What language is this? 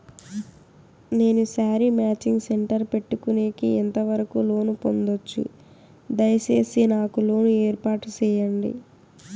Telugu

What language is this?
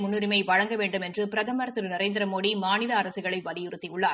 Tamil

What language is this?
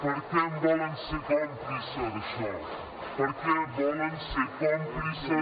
Catalan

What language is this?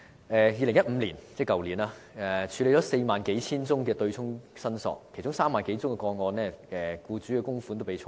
Cantonese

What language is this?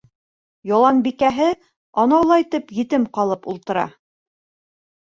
Bashkir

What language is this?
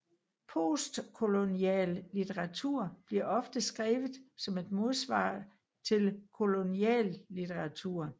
Danish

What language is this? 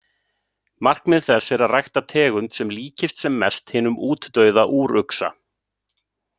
Icelandic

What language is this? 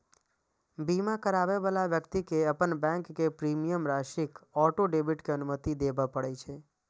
Maithili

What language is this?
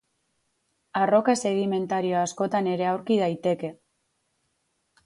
Basque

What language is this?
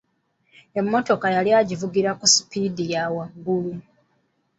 Ganda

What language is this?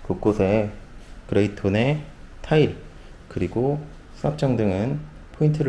Korean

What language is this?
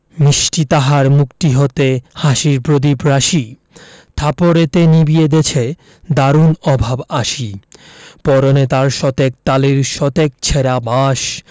Bangla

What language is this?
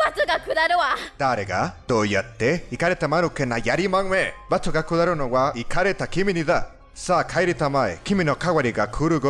Japanese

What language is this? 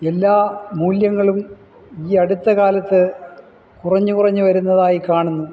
Malayalam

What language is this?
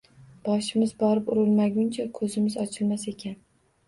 Uzbek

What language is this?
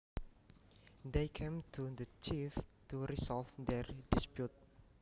Javanese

